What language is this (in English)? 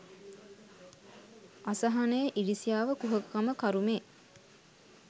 Sinhala